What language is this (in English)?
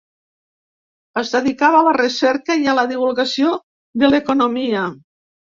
Catalan